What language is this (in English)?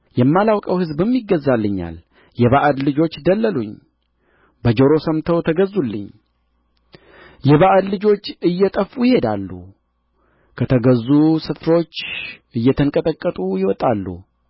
Amharic